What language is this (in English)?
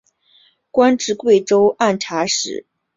Chinese